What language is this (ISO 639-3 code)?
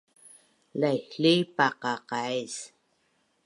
bnn